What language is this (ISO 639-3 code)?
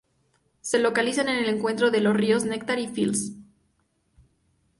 spa